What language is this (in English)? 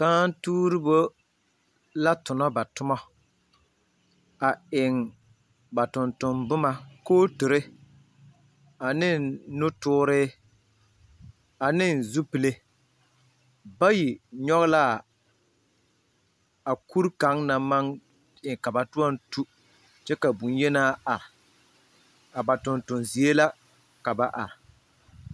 Southern Dagaare